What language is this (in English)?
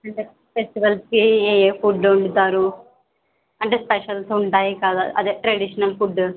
Telugu